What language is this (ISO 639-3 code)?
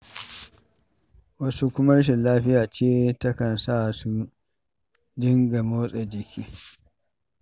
hau